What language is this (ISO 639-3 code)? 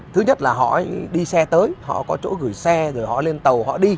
vie